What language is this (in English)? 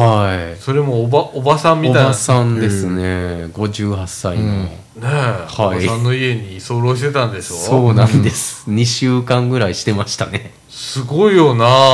Japanese